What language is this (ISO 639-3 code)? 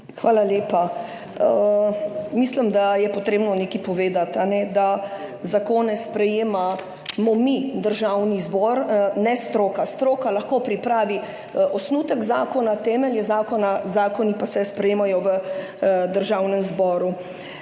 slv